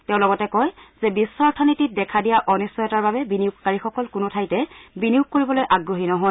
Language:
Assamese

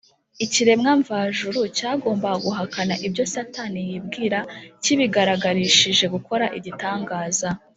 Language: Kinyarwanda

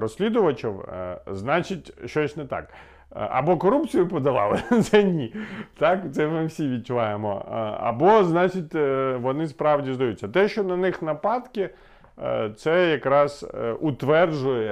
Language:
Ukrainian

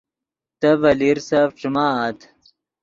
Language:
Yidgha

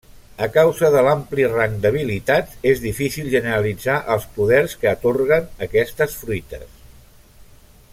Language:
Catalan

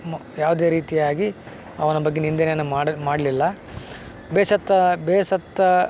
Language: Kannada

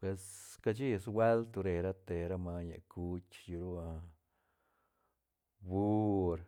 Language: Santa Catarina Albarradas Zapotec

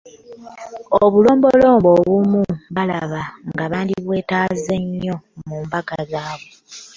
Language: Ganda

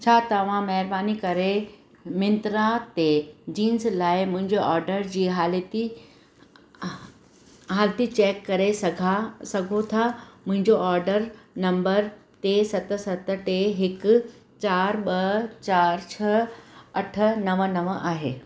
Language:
Sindhi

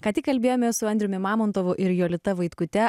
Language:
Lithuanian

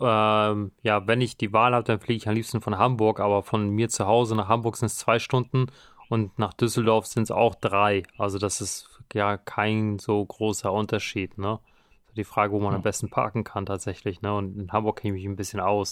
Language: German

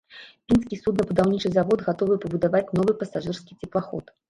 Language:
Belarusian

